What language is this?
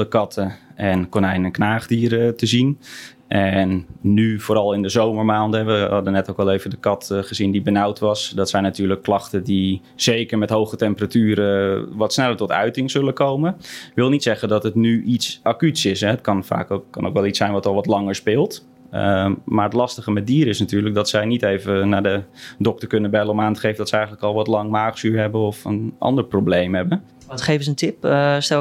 Dutch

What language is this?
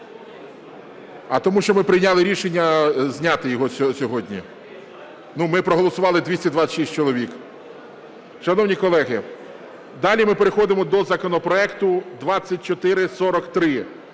Ukrainian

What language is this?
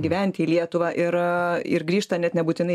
Lithuanian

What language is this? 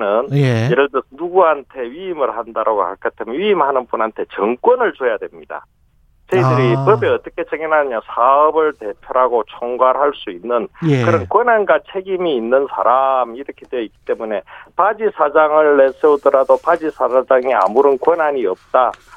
Korean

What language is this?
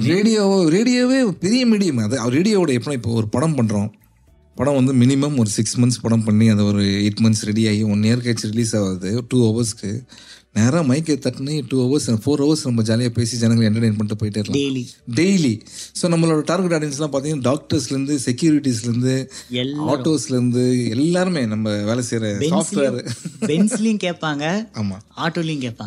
Tamil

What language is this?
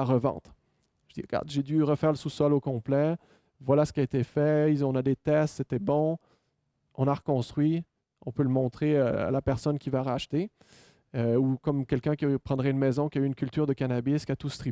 French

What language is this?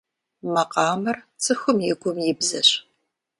Kabardian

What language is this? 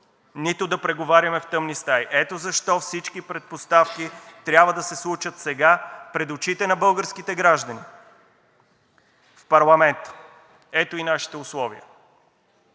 Bulgarian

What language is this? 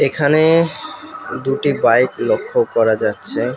Bangla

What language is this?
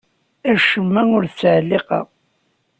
Kabyle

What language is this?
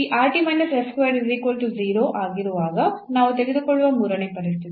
Kannada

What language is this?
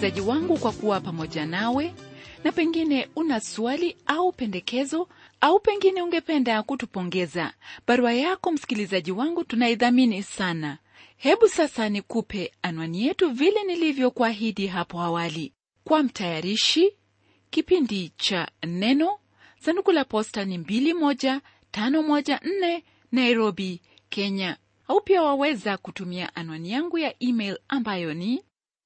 Swahili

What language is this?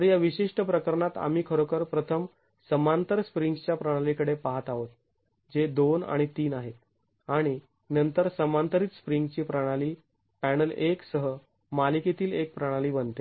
Marathi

